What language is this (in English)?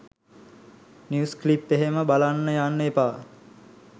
Sinhala